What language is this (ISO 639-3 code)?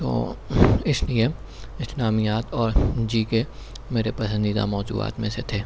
urd